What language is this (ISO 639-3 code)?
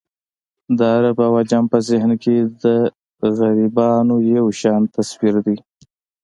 pus